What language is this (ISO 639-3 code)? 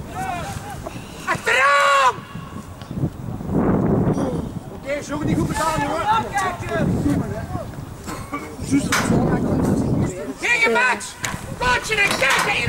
nld